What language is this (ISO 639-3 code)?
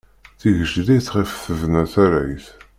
kab